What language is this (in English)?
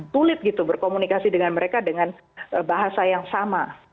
Indonesian